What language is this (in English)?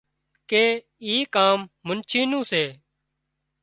Wadiyara Koli